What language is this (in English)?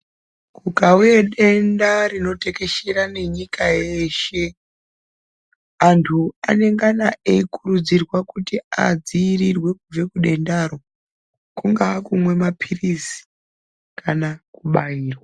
Ndau